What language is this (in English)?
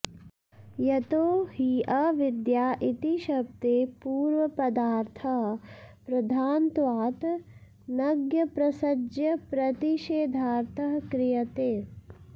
Sanskrit